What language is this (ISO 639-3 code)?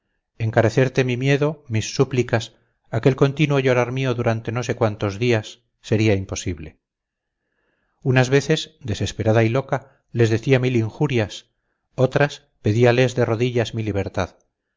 spa